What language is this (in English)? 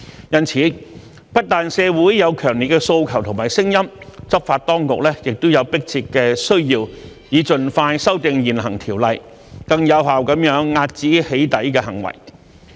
Cantonese